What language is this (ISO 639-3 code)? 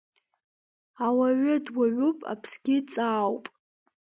abk